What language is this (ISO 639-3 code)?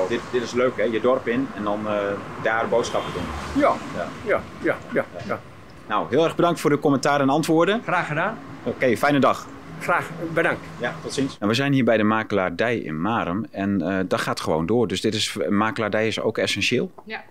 nld